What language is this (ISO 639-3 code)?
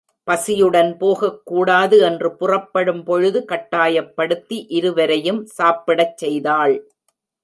tam